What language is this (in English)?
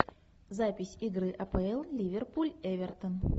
Russian